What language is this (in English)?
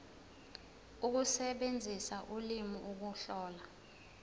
Zulu